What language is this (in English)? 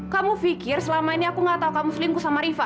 Indonesian